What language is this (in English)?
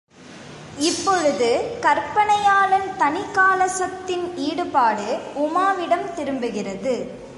Tamil